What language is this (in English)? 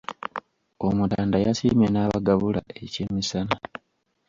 Ganda